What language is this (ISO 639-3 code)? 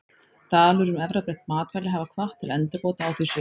isl